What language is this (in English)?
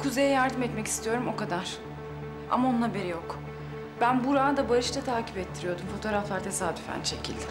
Turkish